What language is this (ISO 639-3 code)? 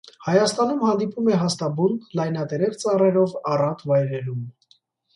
hye